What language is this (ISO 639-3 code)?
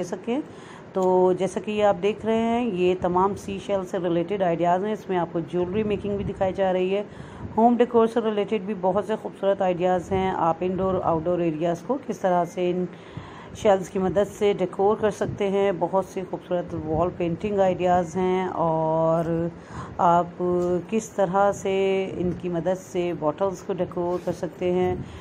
hin